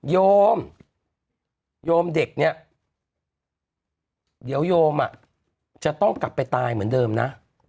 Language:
Thai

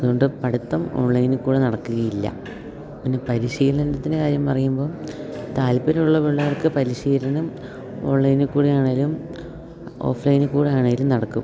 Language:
Malayalam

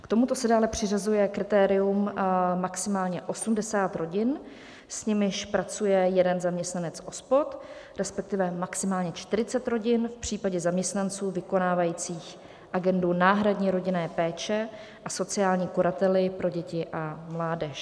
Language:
Czech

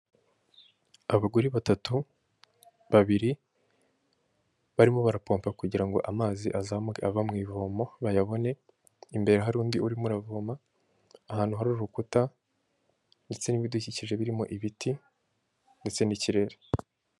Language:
Kinyarwanda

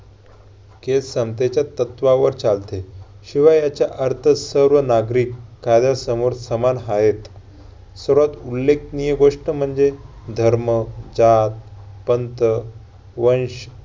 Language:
Marathi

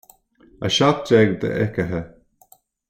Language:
Irish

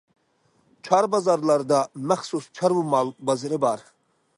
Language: Uyghur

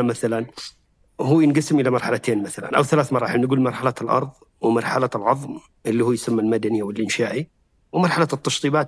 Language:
Arabic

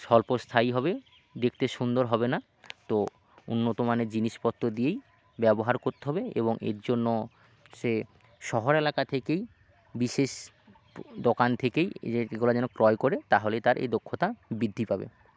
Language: Bangla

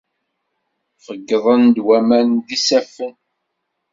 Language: Kabyle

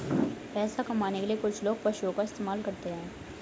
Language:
Hindi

